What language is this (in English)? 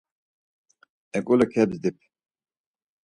Laz